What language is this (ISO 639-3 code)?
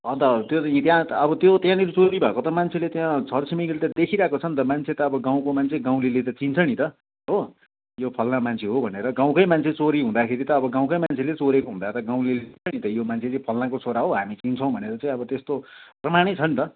nep